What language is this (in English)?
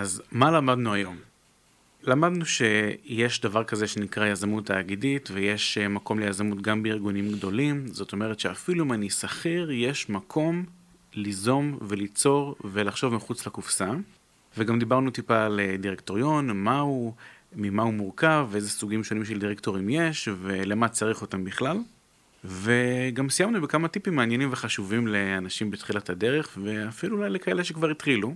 Hebrew